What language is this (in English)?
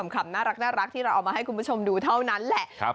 Thai